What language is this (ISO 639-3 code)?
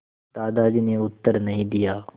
hin